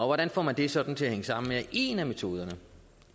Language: Danish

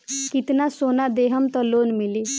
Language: Bhojpuri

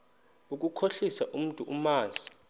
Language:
Xhosa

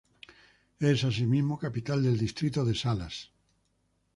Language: Spanish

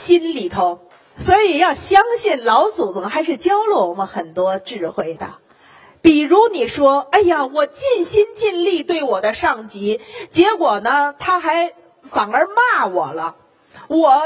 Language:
Chinese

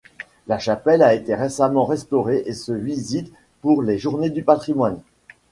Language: French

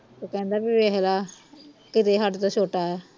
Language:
Punjabi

